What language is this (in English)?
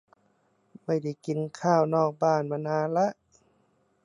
Thai